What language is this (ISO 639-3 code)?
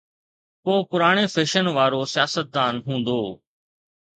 snd